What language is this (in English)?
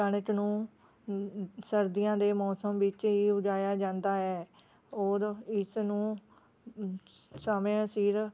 Punjabi